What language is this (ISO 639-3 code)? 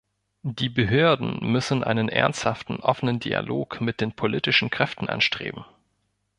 deu